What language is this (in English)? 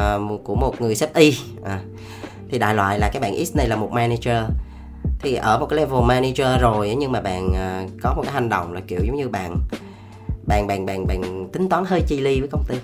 Vietnamese